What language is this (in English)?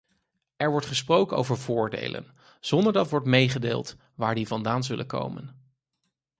Dutch